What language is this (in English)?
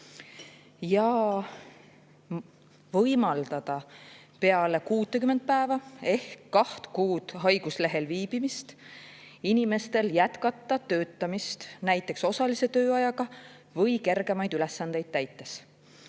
Estonian